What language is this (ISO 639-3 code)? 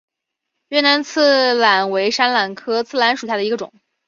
zho